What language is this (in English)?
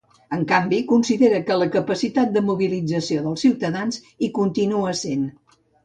Catalan